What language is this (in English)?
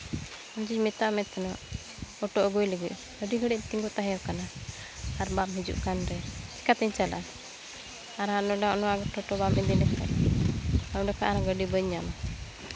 Santali